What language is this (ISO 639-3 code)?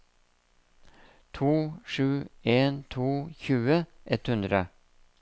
nor